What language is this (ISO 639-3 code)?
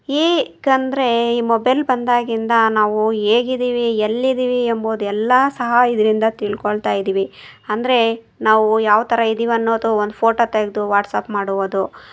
kan